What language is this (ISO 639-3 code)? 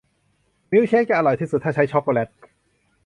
tha